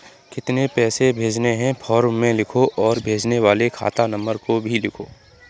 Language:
Hindi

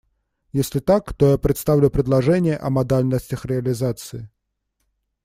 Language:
Russian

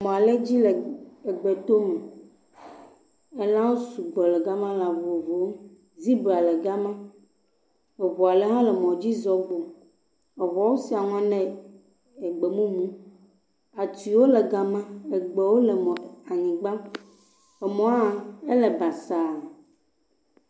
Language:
Ewe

